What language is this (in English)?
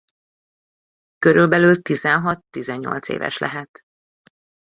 Hungarian